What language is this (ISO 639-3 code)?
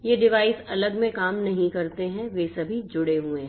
hin